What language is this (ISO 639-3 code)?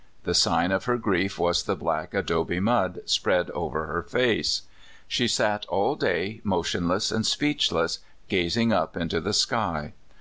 eng